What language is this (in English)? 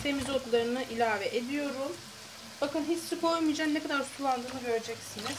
Turkish